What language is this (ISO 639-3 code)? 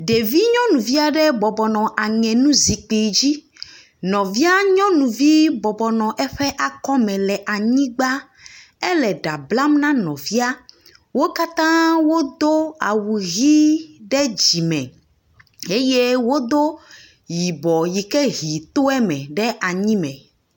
ewe